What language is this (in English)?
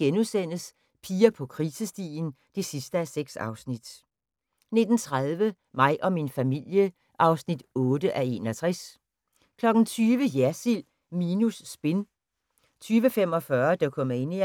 Danish